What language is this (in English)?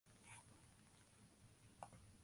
Western Frisian